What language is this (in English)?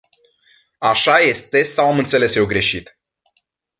Romanian